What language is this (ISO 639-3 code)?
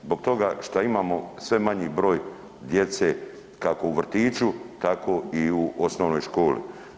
hrv